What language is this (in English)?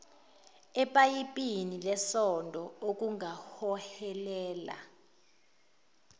Zulu